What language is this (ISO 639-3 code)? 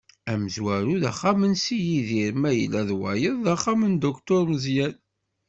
kab